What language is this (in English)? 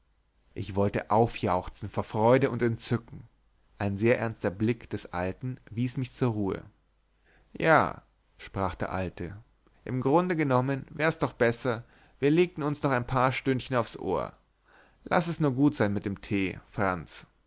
German